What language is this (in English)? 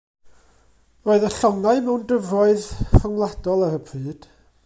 Welsh